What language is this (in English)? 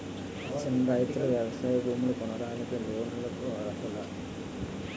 Telugu